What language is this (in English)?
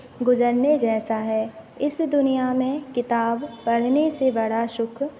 Hindi